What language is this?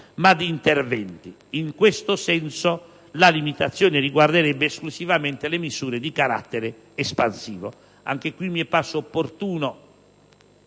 Italian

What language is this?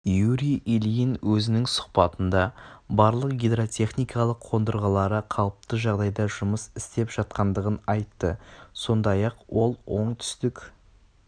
Kazakh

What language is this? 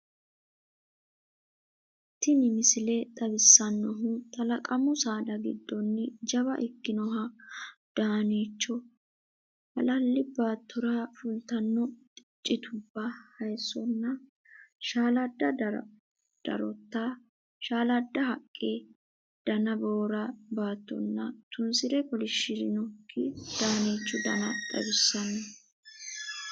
Sidamo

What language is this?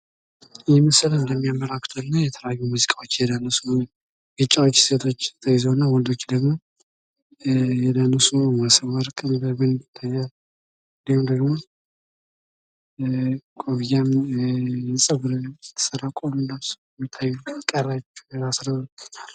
Amharic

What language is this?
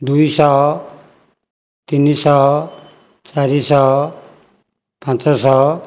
Odia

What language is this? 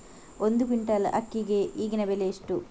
Kannada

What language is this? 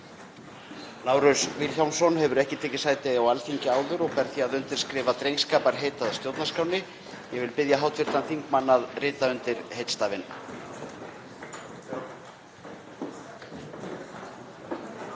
Icelandic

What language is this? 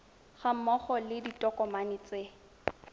Tswana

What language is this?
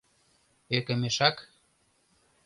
Mari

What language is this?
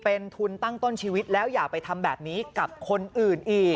Thai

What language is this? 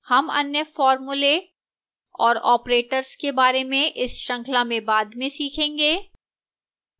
Hindi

